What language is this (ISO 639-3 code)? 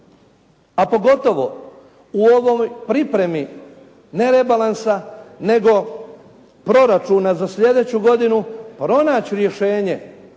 hrv